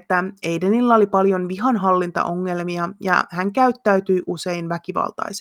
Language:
Finnish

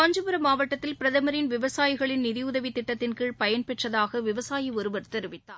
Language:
Tamil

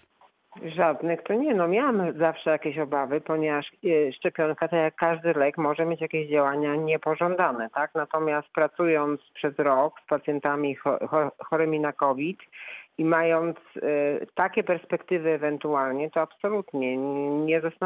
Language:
Polish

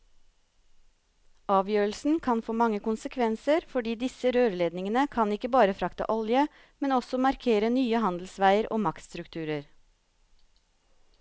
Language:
Norwegian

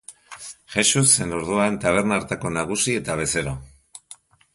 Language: Basque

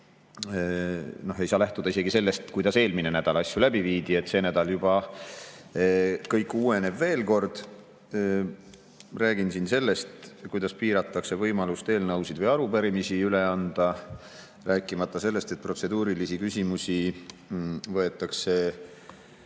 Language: Estonian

